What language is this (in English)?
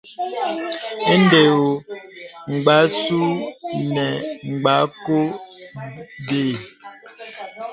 Bebele